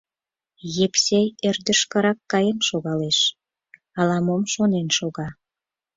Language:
Mari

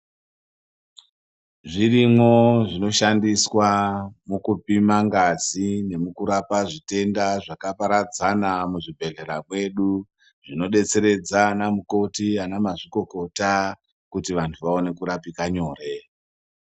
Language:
Ndau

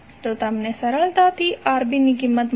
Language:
Gujarati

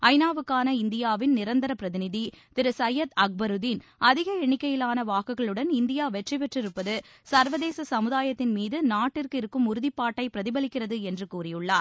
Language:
Tamil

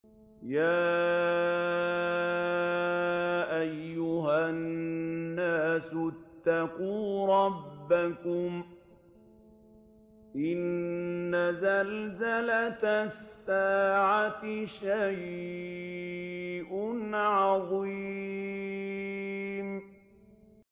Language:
Arabic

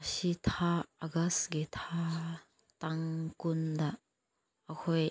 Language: Manipuri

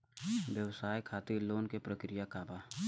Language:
Bhojpuri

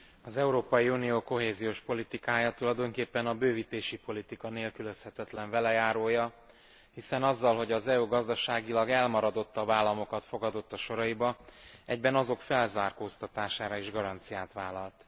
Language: Hungarian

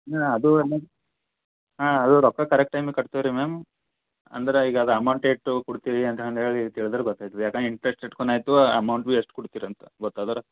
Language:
Kannada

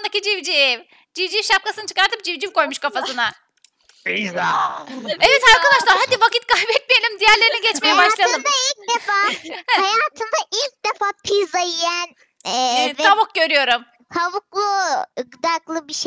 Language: Turkish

